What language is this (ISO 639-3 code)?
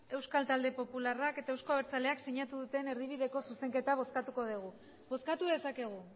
eus